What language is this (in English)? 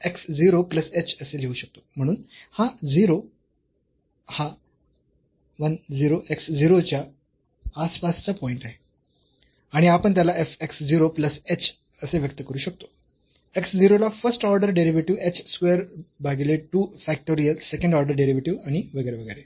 Marathi